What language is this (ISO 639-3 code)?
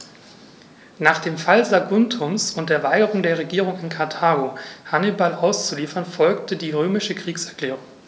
deu